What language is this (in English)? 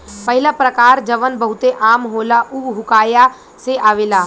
Bhojpuri